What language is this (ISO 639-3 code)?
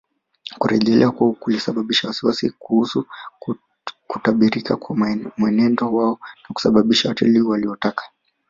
swa